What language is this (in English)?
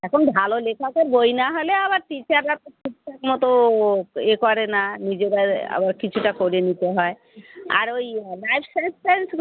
Bangla